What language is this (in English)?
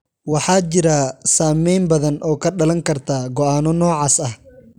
Somali